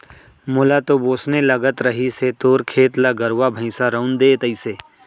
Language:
Chhattisgarhi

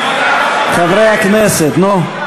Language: Hebrew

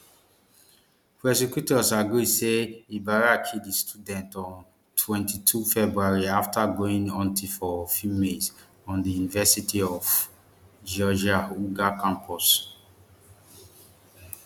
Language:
Nigerian Pidgin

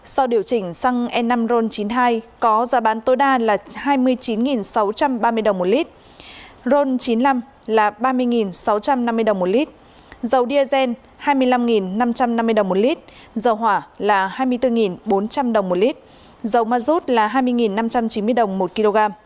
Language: Vietnamese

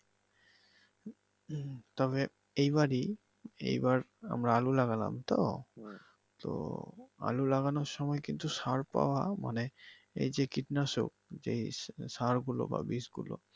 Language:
Bangla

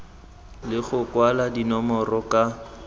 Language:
Tswana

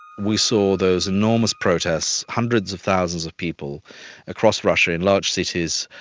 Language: English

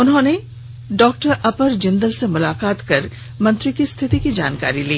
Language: Hindi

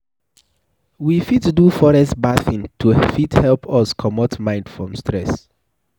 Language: Nigerian Pidgin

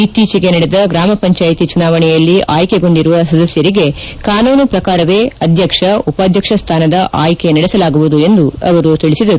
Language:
Kannada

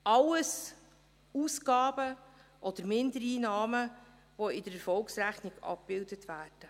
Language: Swiss German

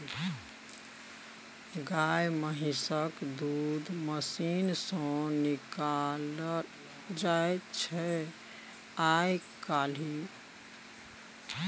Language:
Maithili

